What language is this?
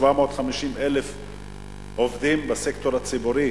Hebrew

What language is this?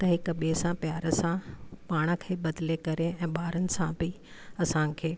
Sindhi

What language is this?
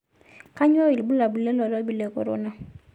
Masai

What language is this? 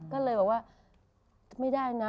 Thai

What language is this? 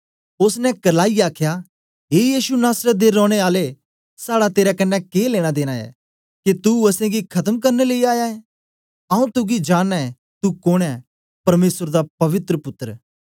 Dogri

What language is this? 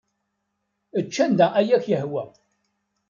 Kabyle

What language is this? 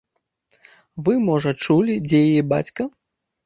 Belarusian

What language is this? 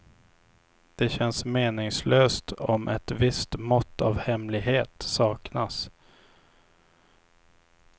Swedish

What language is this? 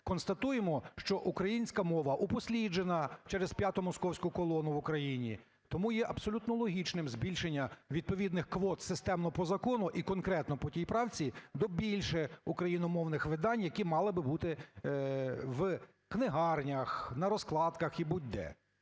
Ukrainian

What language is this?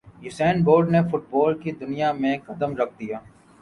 Urdu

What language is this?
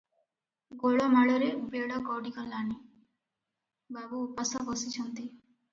Odia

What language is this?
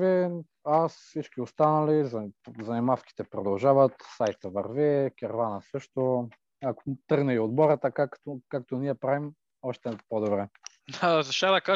Bulgarian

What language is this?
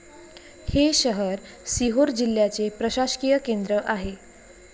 Marathi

